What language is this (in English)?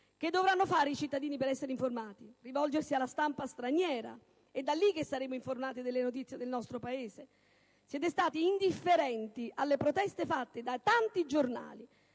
Italian